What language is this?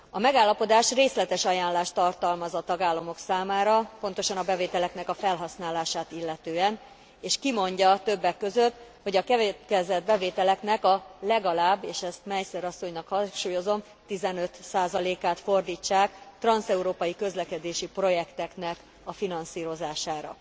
Hungarian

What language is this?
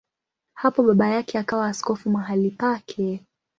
Swahili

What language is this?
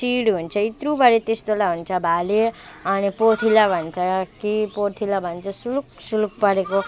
Nepali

